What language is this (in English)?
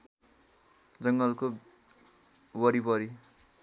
Nepali